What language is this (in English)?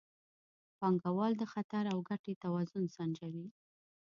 Pashto